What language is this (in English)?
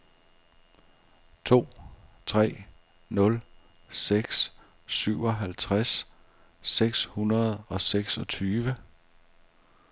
Danish